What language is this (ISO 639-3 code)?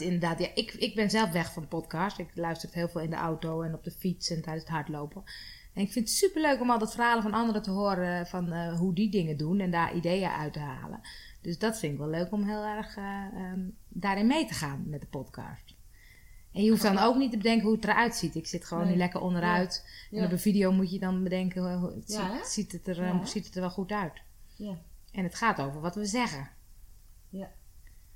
nld